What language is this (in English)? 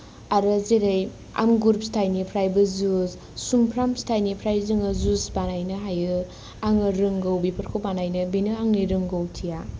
Bodo